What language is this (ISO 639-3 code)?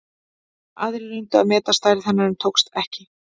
isl